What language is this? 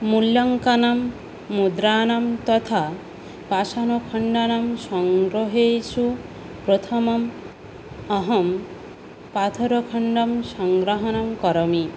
Sanskrit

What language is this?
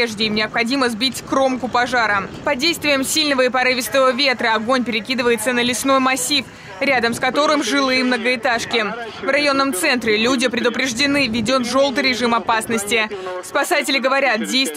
Russian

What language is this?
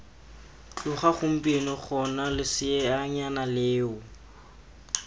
Tswana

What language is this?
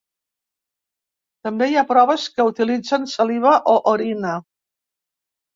Catalan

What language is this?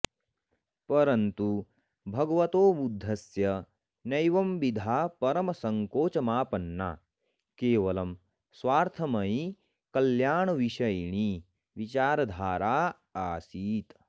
Sanskrit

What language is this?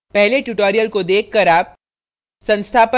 Hindi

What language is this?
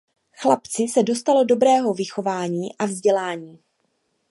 Czech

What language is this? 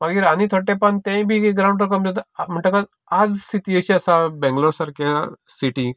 Konkani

